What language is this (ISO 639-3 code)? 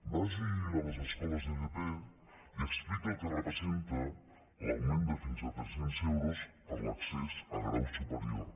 cat